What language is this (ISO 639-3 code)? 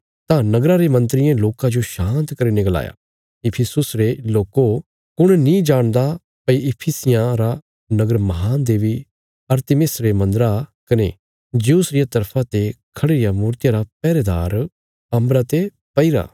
kfs